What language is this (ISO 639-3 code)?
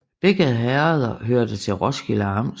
dan